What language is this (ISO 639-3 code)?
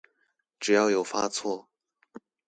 zho